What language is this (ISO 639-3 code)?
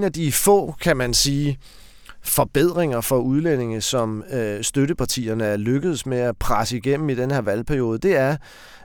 dan